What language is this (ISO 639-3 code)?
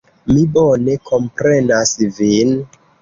epo